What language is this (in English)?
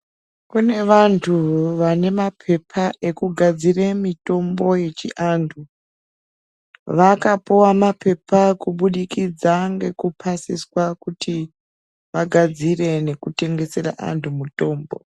Ndau